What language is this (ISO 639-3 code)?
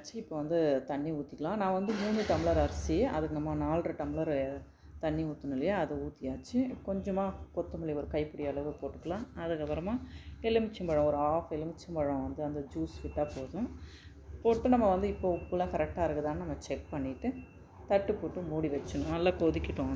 ind